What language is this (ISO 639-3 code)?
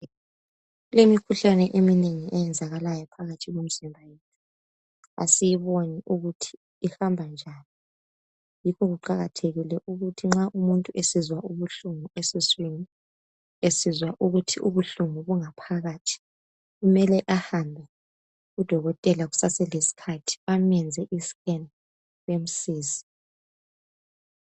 nde